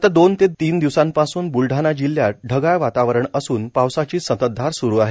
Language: Marathi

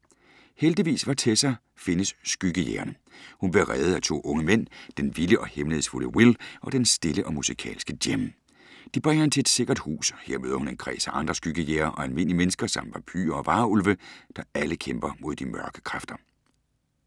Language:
Danish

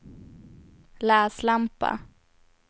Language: Swedish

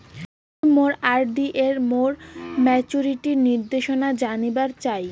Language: Bangla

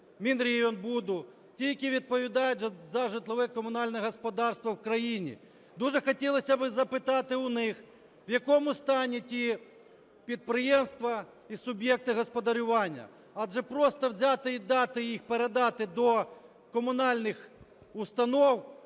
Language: Ukrainian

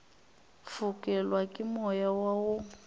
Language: Northern Sotho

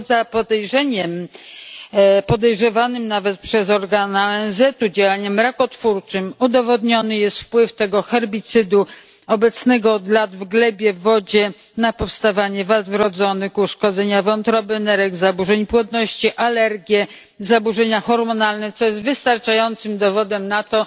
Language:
Polish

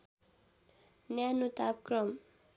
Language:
Nepali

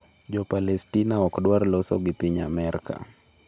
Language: Luo (Kenya and Tanzania)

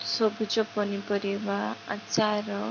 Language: Odia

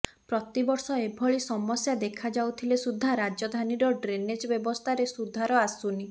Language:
Odia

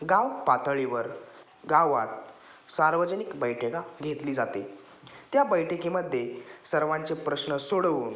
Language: Marathi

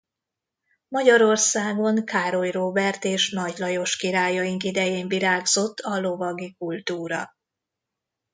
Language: Hungarian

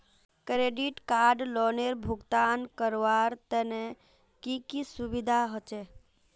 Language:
Magahi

